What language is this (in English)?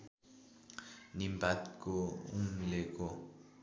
Nepali